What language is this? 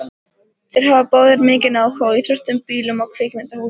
Icelandic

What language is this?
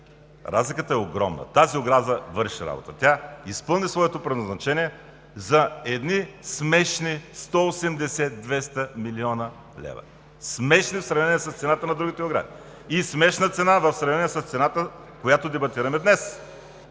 Bulgarian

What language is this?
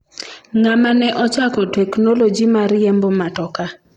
Luo (Kenya and Tanzania)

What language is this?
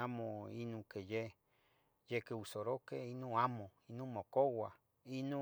Tetelcingo Nahuatl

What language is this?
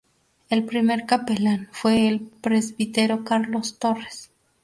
Spanish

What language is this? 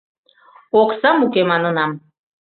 Mari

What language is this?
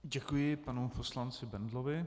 Czech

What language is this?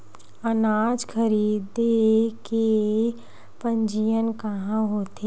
Chhattisgarhi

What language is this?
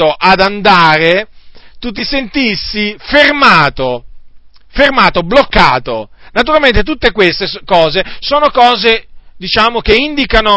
Italian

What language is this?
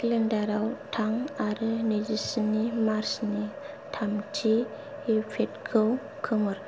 Bodo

